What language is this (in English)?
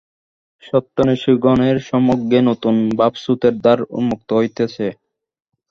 Bangla